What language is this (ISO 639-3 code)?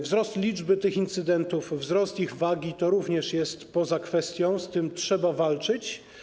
pol